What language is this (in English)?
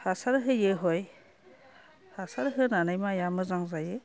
Bodo